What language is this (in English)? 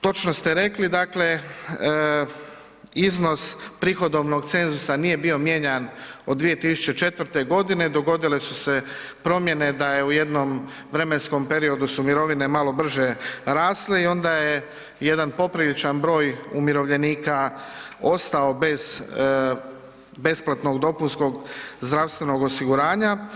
Croatian